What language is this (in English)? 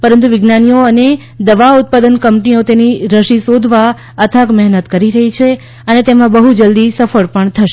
Gujarati